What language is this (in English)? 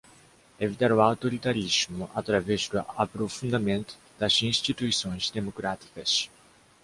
Portuguese